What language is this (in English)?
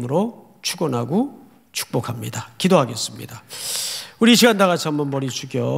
Korean